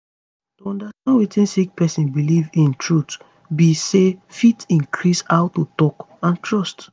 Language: Nigerian Pidgin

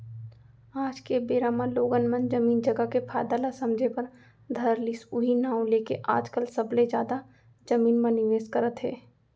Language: Chhattisgarhi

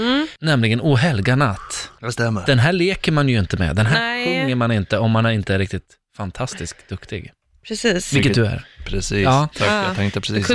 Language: Swedish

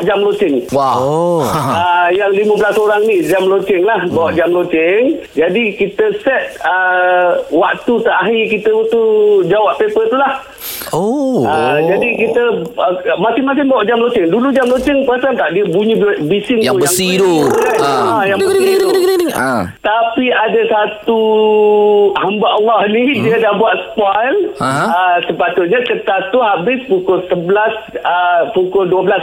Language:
Malay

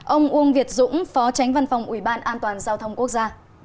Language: Vietnamese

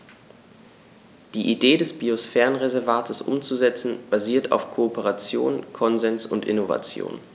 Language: German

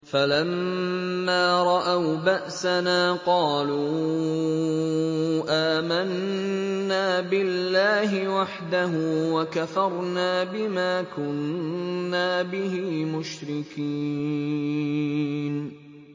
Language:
Arabic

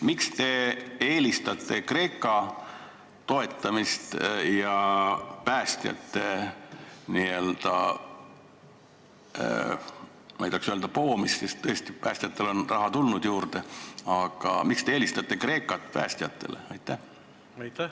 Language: Estonian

